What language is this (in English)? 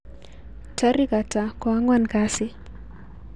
Kalenjin